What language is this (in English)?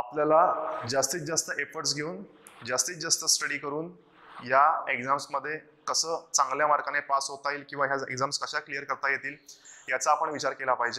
Hindi